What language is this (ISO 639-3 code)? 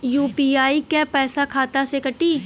bho